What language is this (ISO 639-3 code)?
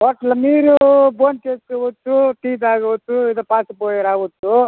tel